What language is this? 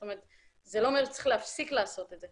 Hebrew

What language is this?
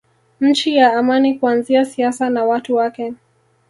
Swahili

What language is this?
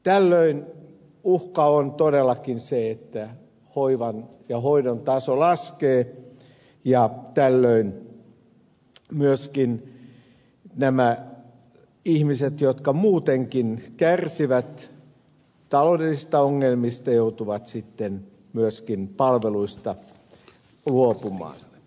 Finnish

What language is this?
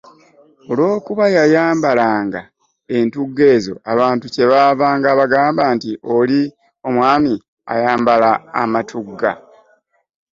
Ganda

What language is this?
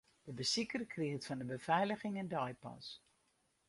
Western Frisian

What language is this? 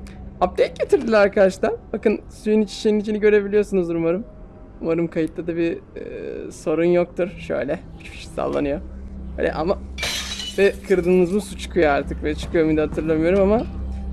Turkish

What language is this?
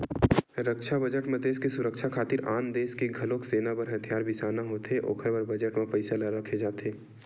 Chhattisgarhi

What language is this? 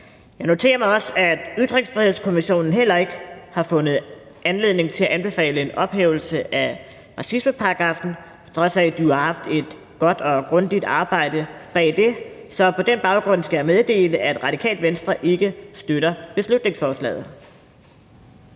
Danish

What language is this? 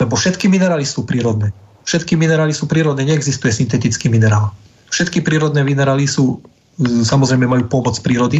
Slovak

